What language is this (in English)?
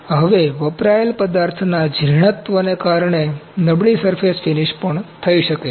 Gujarati